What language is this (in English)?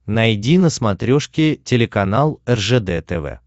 Russian